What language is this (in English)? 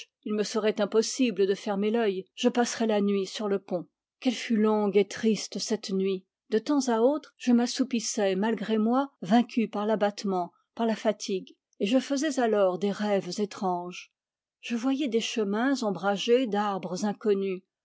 French